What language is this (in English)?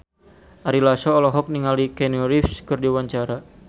Sundanese